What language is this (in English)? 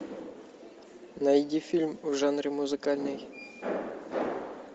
Russian